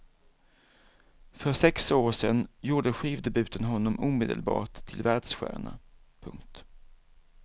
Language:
Swedish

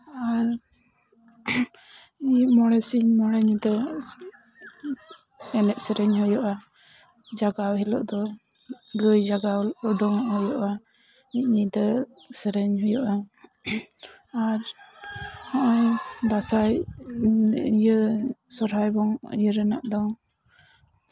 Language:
Santali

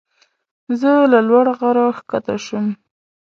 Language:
Pashto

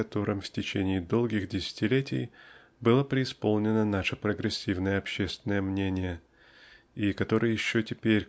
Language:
Russian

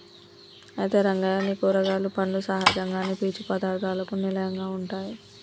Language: Telugu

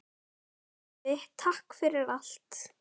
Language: Icelandic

